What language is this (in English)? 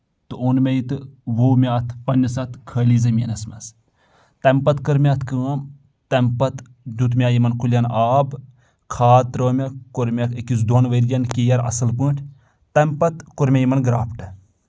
Kashmiri